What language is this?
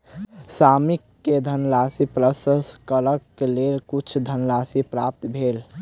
Maithili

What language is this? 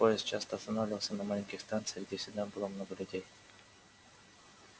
Russian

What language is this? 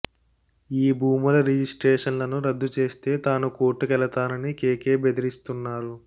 Telugu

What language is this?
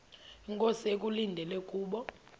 Xhosa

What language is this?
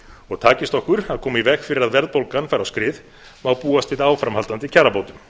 Icelandic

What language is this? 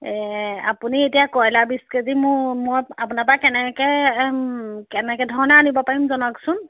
Assamese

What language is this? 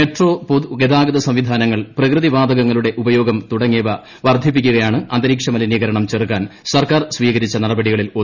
Malayalam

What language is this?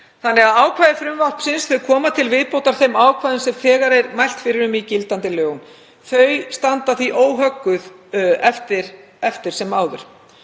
Icelandic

